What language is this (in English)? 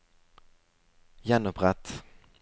Norwegian